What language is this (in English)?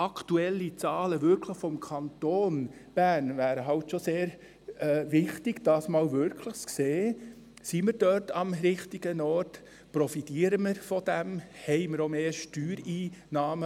Swiss German